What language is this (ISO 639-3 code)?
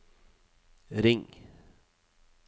nor